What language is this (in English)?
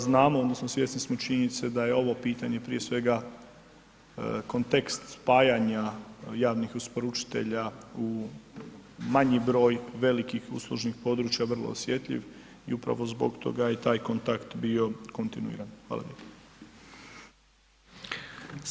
Croatian